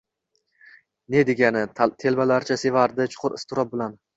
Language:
Uzbek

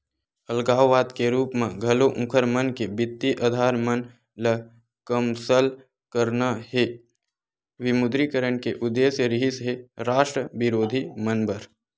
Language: Chhattisgarhi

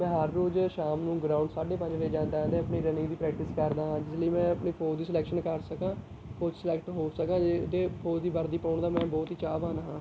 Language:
Punjabi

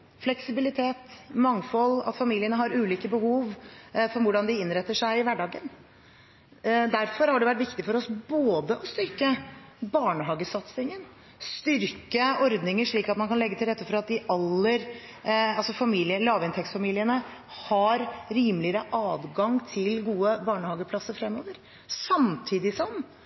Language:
Norwegian Bokmål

